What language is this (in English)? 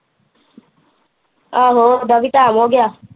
Punjabi